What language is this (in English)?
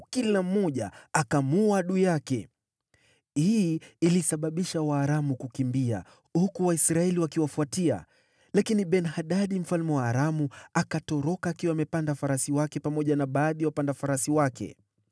Swahili